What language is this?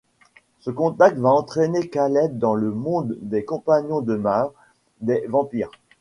French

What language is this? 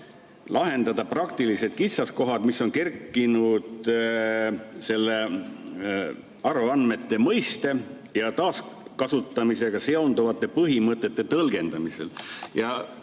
Estonian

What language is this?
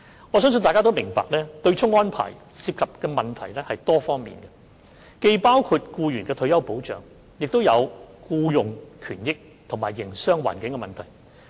Cantonese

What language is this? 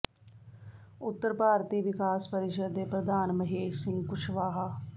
Punjabi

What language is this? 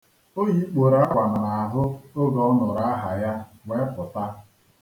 Igbo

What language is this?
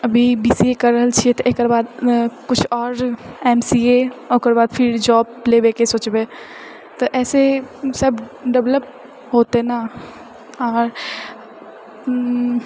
Maithili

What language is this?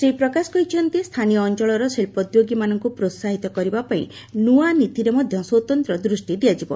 Odia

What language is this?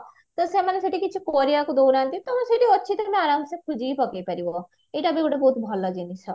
Odia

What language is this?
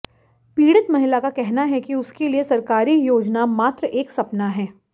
Hindi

